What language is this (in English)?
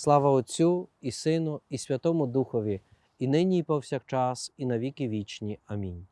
Ukrainian